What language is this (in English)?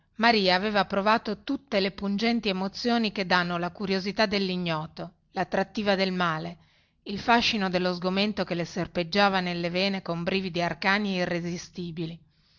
Italian